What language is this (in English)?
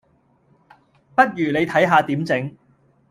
Cantonese